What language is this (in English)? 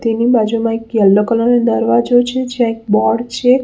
Gujarati